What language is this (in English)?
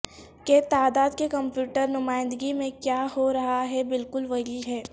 Urdu